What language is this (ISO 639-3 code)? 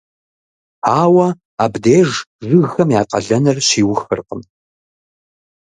kbd